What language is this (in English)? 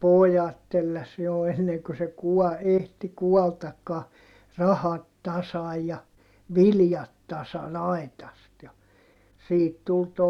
Finnish